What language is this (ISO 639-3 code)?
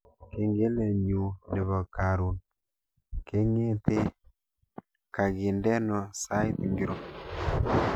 kln